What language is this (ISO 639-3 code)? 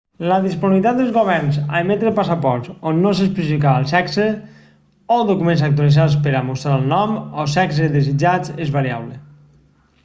cat